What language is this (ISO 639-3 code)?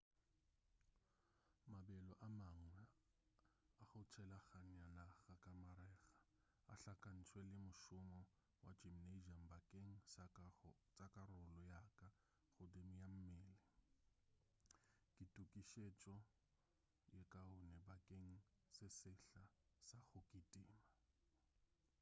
nso